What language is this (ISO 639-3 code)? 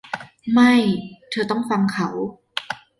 tha